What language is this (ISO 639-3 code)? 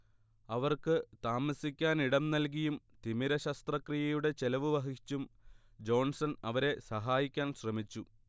mal